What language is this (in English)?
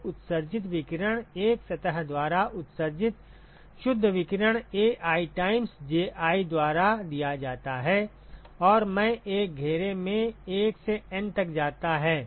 Hindi